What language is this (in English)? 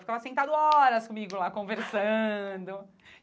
Portuguese